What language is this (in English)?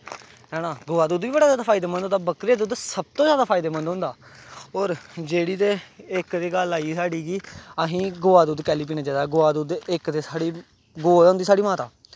Dogri